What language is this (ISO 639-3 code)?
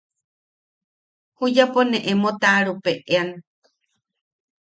yaq